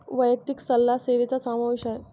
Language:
Marathi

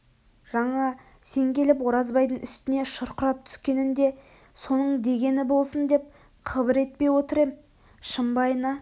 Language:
Kazakh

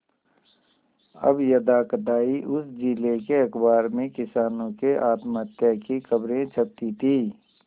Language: Hindi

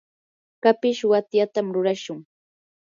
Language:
Yanahuanca Pasco Quechua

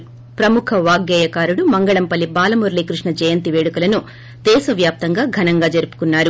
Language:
Telugu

